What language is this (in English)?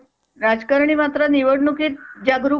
Marathi